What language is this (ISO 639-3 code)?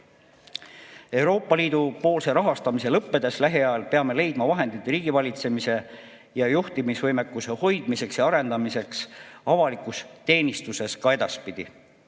est